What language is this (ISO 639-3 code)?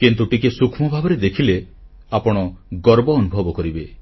ori